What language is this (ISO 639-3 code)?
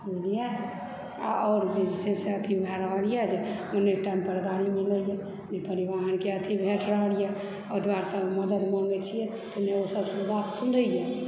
mai